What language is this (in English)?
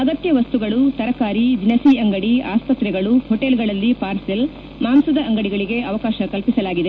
Kannada